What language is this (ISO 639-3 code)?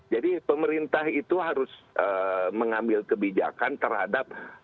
ind